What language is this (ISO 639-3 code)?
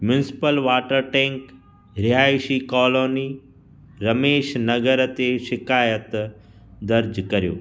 snd